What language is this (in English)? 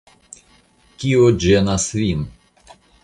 Esperanto